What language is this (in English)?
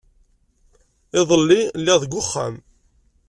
Kabyle